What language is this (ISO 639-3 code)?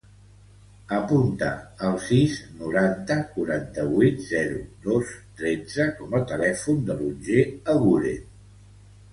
cat